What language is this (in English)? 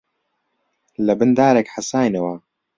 Central Kurdish